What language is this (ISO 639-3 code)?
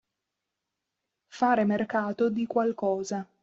ita